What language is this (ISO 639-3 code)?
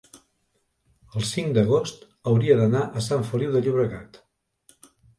cat